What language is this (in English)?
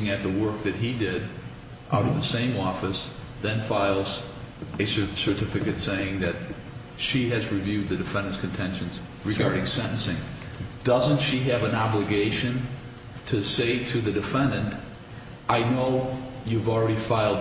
English